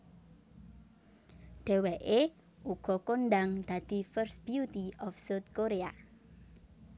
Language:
Javanese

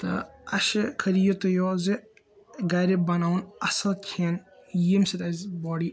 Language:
Kashmiri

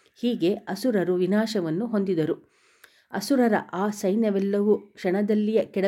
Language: Kannada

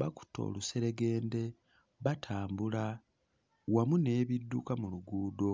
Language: Ganda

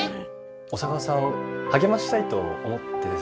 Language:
Japanese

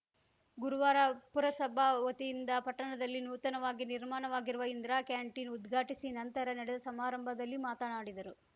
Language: Kannada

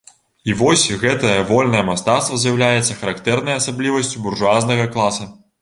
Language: Belarusian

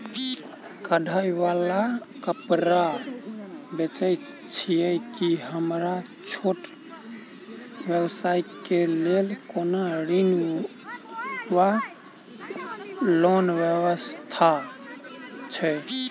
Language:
Maithili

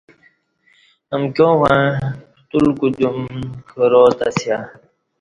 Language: Kati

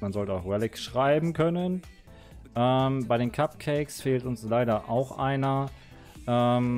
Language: German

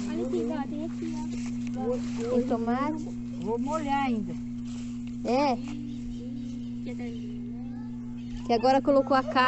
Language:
Portuguese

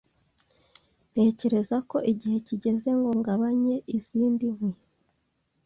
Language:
Kinyarwanda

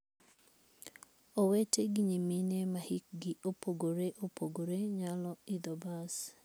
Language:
Luo (Kenya and Tanzania)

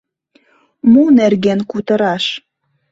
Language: Mari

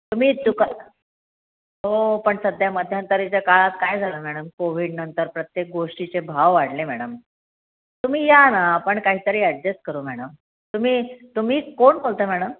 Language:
Marathi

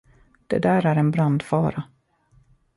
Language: Swedish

